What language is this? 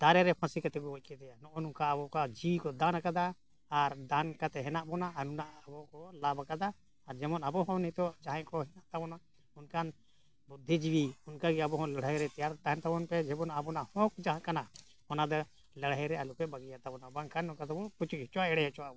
Santali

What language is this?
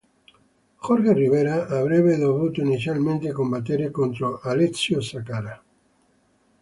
Italian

